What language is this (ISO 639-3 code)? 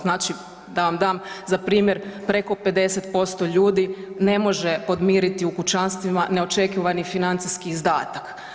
hrv